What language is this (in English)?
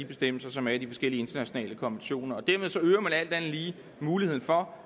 Danish